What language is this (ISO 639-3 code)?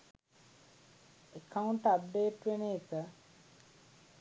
sin